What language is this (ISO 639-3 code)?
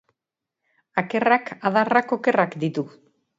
eus